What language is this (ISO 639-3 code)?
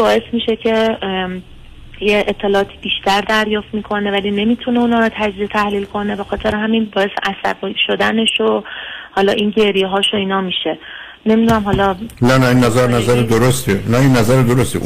fas